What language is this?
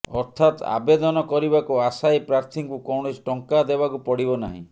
Odia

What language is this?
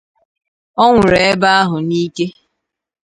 Igbo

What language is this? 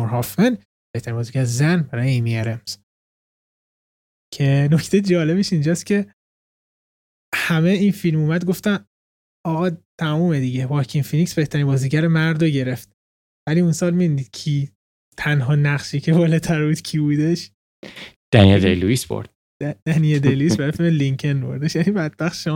Persian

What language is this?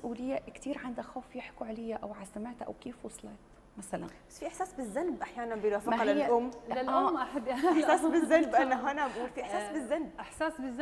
Arabic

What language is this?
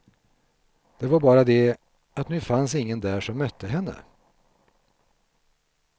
Swedish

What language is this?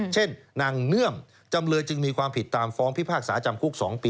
Thai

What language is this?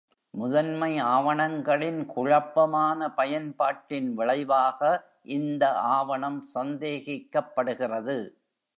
Tamil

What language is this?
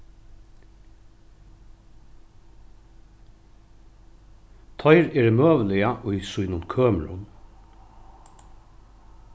Faroese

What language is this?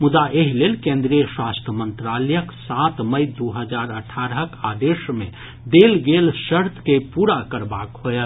Maithili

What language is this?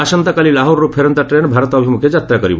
Odia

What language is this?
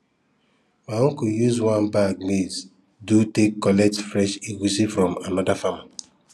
Nigerian Pidgin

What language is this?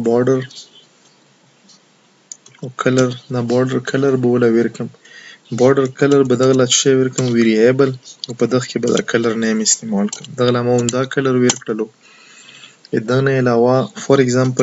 Romanian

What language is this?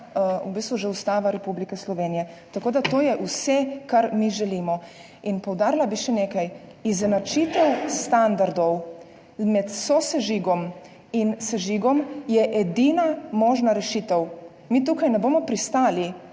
Slovenian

